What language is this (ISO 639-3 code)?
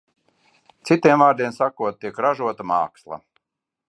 lav